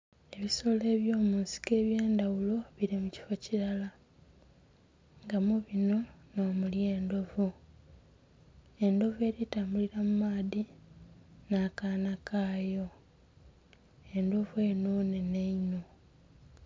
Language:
Soga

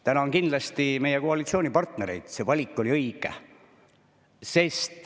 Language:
Estonian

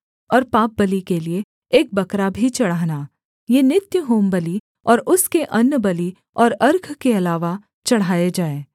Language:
Hindi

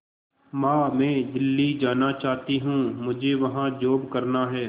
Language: Hindi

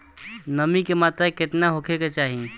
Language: Bhojpuri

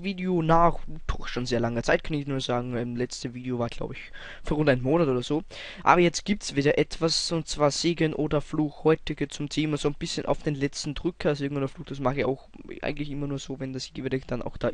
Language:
German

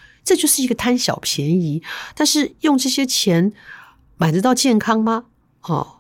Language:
Chinese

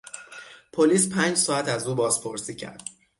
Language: Persian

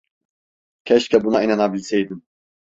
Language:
Turkish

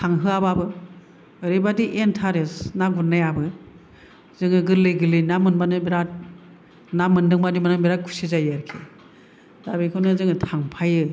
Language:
Bodo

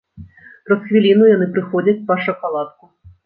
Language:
Belarusian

